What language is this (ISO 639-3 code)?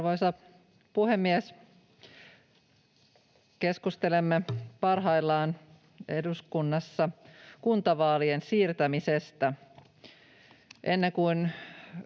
fin